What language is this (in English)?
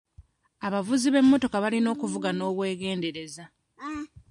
Ganda